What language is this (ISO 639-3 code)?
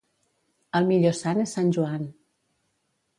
cat